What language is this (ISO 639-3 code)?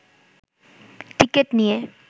ben